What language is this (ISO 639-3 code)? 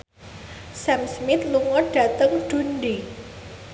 jav